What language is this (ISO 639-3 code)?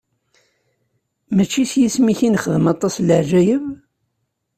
kab